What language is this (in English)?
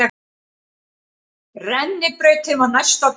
Icelandic